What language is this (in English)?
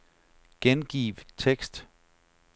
Danish